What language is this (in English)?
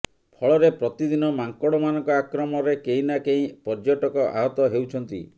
Odia